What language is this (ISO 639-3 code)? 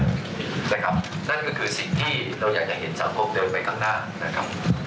tha